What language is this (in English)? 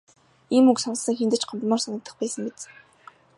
Mongolian